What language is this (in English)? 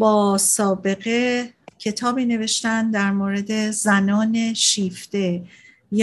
Persian